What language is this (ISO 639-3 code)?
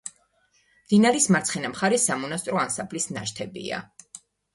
kat